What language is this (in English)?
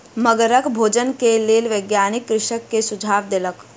Maithili